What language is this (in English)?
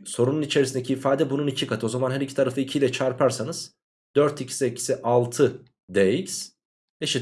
Turkish